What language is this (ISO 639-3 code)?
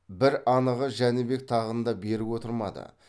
kaz